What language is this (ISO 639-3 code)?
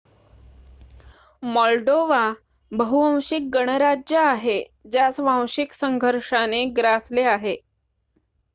mar